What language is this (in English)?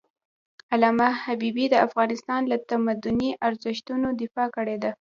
Pashto